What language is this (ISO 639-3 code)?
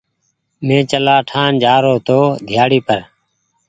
gig